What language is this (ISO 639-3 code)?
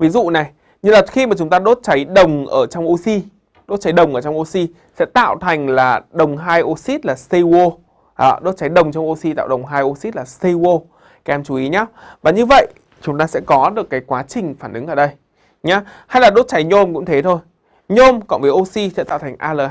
vie